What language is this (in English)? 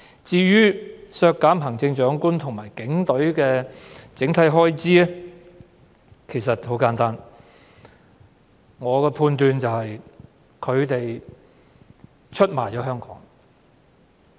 Cantonese